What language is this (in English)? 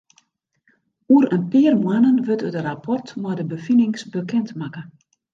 Western Frisian